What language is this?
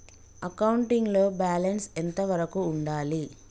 Telugu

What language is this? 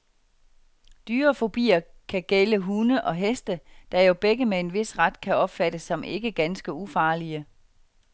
Danish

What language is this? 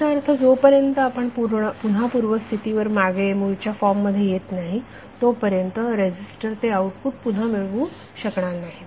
Marathi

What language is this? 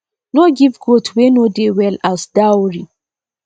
Nigerian Pidgin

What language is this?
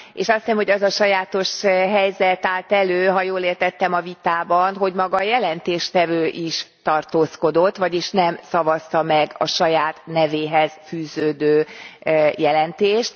Hungarian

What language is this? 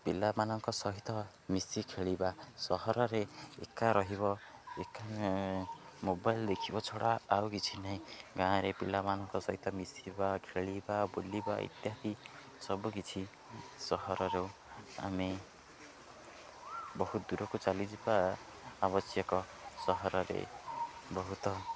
Odia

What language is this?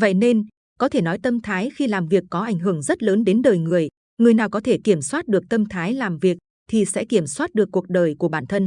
Vietnamese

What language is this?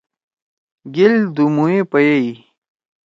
Torwali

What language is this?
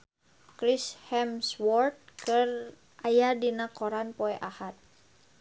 Sundanese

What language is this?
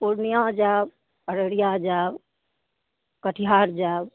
Maithili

